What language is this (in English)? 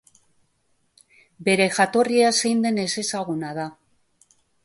Basque